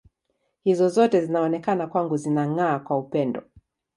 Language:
Swahili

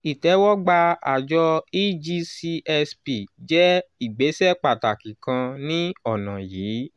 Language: Yoruba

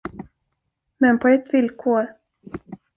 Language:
Swedish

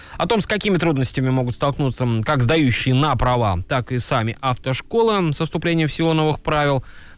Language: Russian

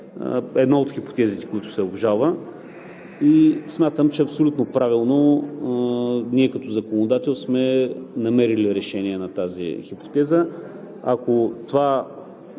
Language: Bulgarian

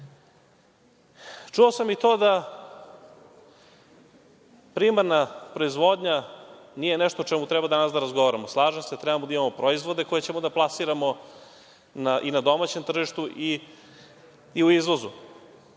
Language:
Serbian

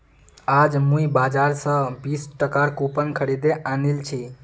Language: Magahi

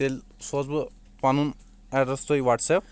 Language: Kashmiri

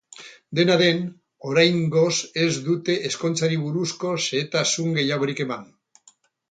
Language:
Basque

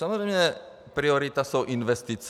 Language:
Czech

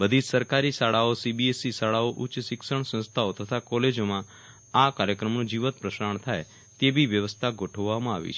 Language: Gujarati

